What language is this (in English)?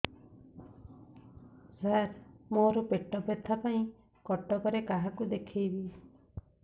Odia